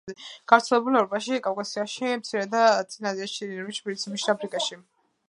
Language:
Georgian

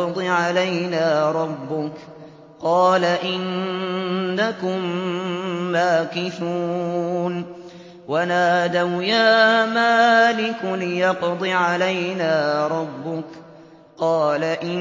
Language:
Arabic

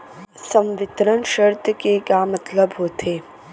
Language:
Chhattisgarhi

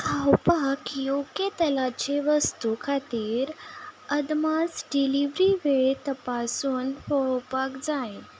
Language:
Konkani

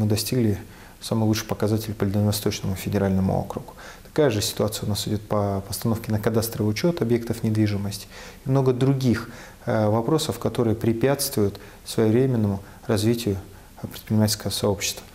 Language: Russian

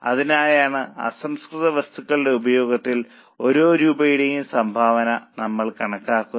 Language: Malayalam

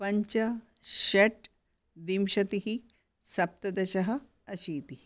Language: Sanskrit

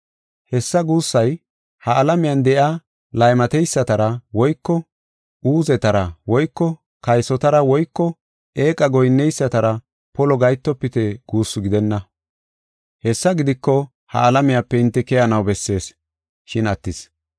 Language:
Gofa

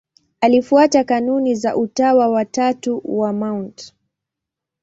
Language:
Swahili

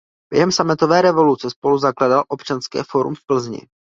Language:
Czech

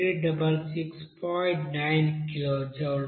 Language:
Telugu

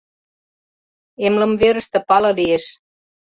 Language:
Mari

